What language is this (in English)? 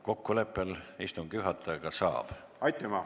Estonian